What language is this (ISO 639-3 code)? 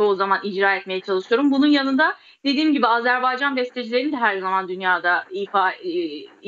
tur